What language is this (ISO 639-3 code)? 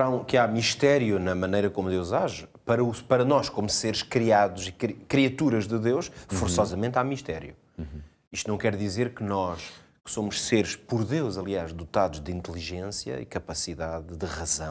por